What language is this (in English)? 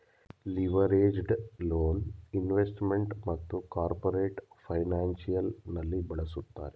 Kannada